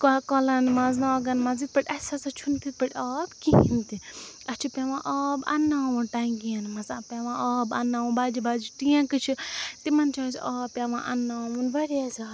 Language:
Kashmiri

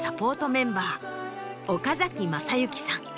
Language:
Japanese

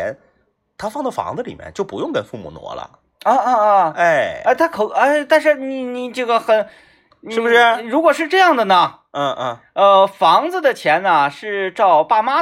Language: Chinese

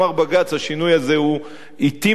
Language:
Hebrew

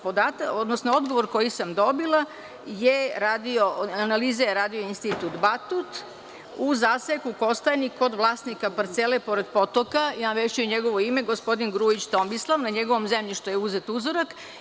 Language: Serbian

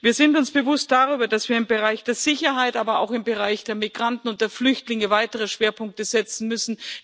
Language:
German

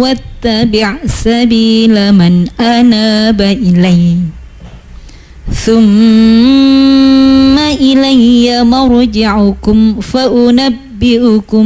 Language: Indonesian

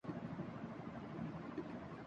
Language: Urdu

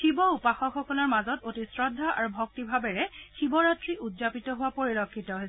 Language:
Assamese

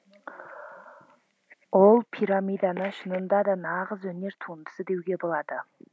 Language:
Kazakh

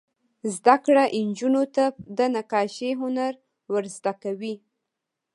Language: Pashto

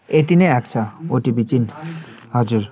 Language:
Nepali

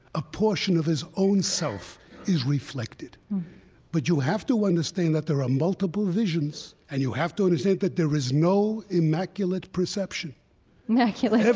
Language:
English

